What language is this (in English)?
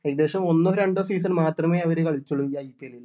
Malayalam